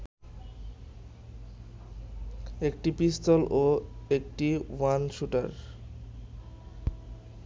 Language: Bangla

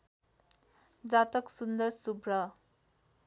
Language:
Nepali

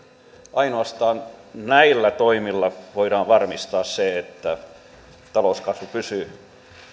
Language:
Finnish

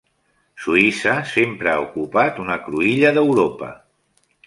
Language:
Catalan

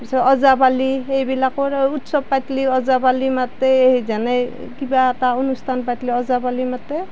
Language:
Assamese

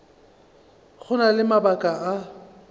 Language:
Northern Sotho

